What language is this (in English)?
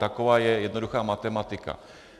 Czech